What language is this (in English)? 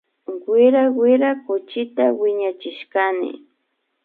Imbabura Highland Quichua